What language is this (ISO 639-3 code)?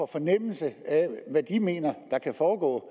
dan